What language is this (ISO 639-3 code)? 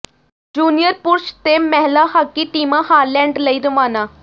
pan